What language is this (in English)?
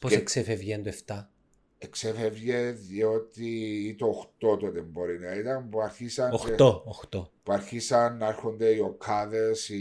Greek